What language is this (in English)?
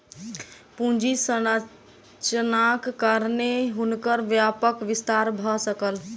Maithili